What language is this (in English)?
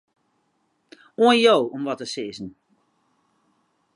Western Frisian